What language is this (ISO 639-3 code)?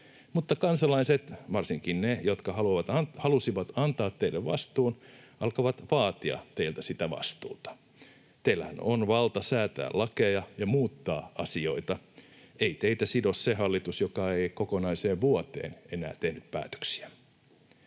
fin